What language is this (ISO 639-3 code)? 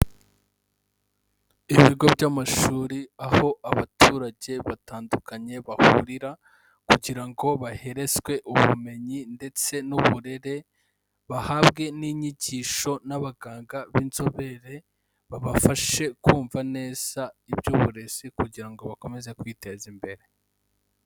kin